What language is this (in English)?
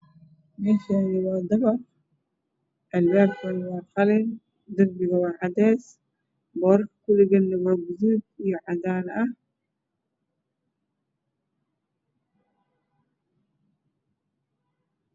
Somali